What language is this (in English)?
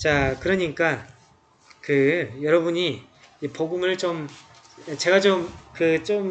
Korean